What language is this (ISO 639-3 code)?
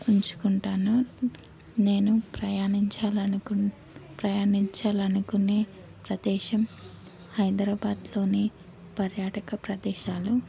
tel